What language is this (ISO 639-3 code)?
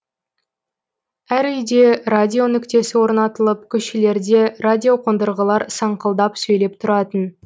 kaz